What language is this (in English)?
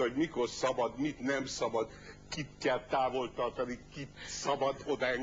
Hungarian